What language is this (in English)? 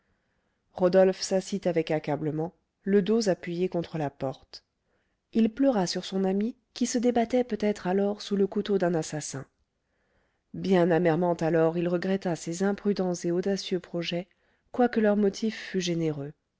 French